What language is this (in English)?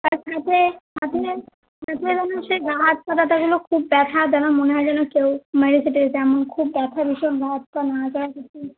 Bangla